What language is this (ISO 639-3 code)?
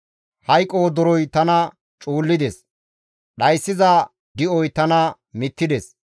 gmv